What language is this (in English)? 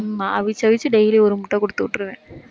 Tamil